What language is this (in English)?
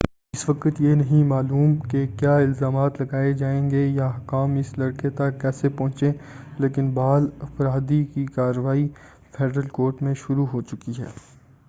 Urdu